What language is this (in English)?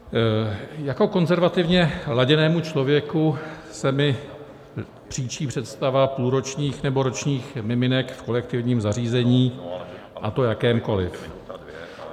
Czech